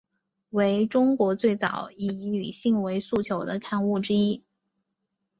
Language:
Chinese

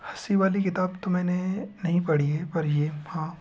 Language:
Hindi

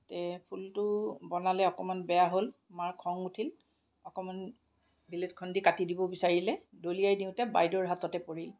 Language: Assamese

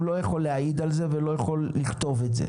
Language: Hebrew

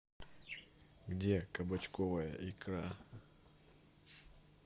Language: Russian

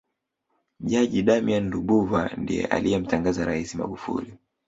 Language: Swahili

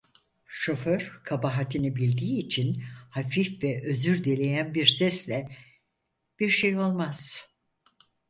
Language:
Turkish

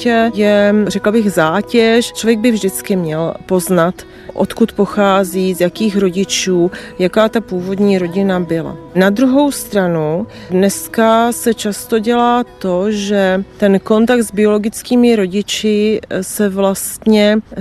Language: Czech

